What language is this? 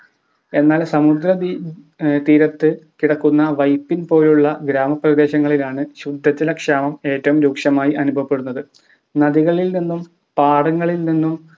Malayalam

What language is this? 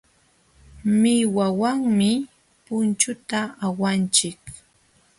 Jauja Wanca Quechua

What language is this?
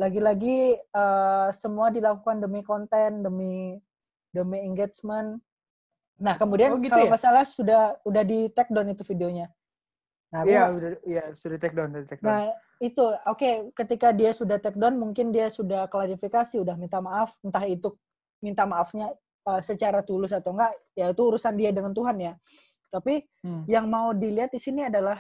Indonesian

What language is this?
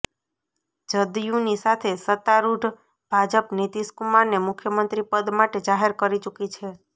Gujarati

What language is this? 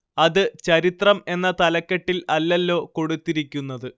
Malayalam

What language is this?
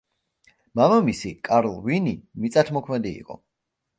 Georgian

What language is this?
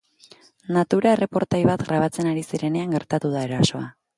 Basque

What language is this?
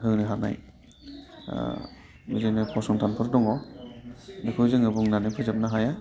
Bodo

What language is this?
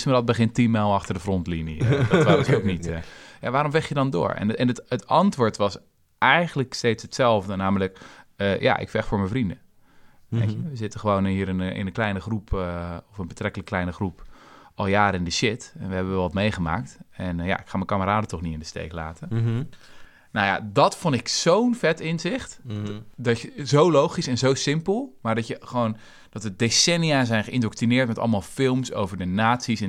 Dutch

